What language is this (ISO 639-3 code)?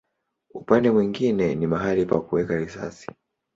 swa